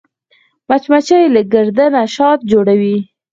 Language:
Pashto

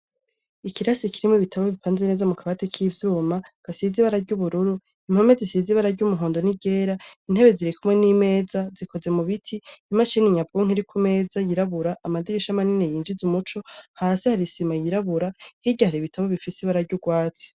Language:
Rundi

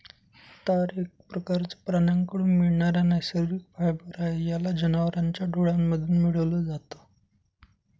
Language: Marathi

